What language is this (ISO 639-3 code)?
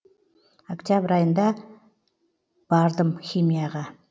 kaz